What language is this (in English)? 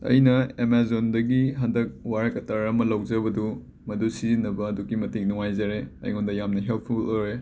Manipuri